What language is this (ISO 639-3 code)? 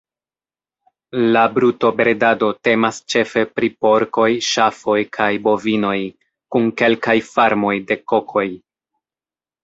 epo